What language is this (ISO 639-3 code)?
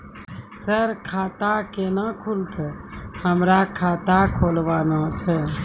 mai